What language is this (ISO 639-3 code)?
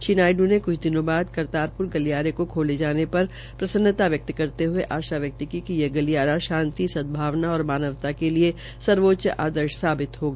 hin